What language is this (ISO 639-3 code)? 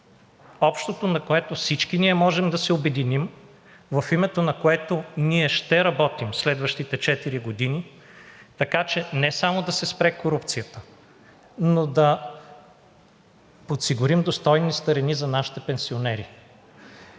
bul